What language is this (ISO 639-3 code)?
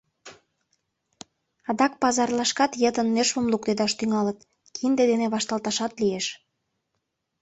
chm